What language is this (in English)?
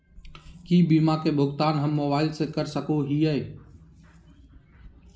Magahi